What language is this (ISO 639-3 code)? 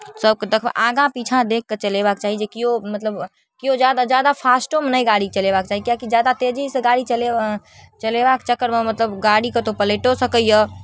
mai